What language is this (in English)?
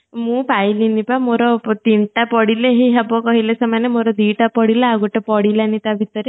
Odia